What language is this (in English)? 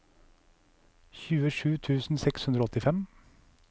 Norwegian